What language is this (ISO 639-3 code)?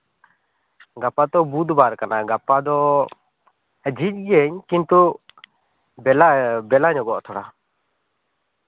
sat